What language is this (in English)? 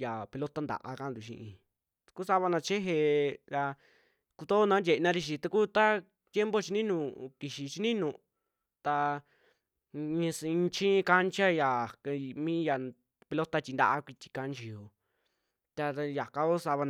Western Juxtlahuaca Mixtec